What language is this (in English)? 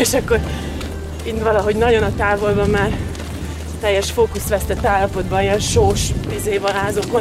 Hungarian